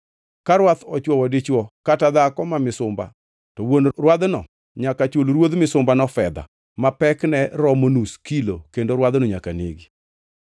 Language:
Luo (Kenya and Tanzania)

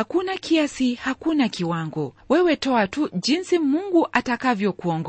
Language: Swahili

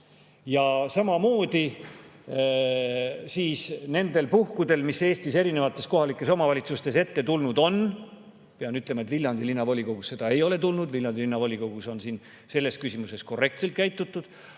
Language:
Estonian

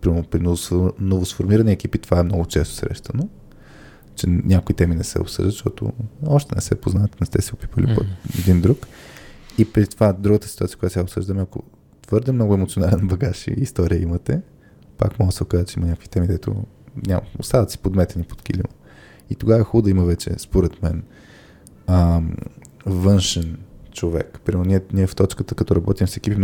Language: Bulgarian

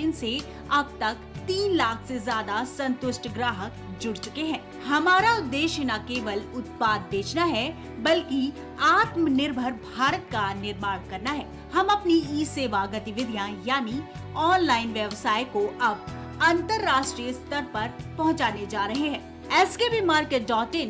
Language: Hindi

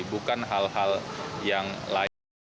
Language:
Indonesian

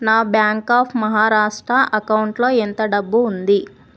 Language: Telugu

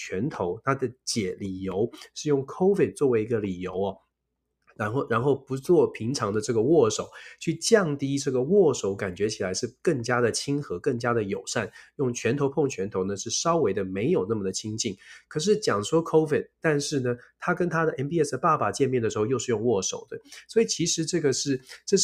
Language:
Chinese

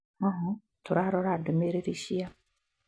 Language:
Kikuyu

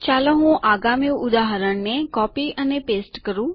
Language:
Gujarati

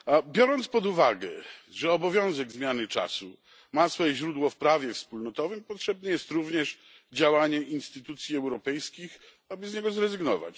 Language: Polish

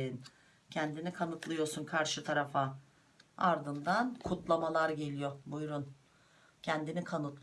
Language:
Turkish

